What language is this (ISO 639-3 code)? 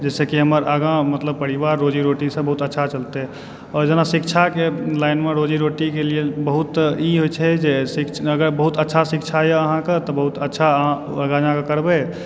mai